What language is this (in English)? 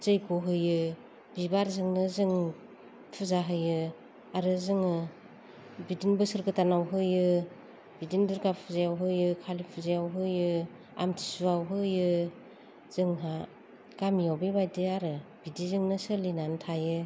Bodo